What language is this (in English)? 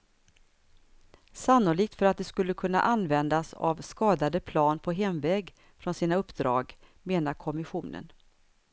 Swedish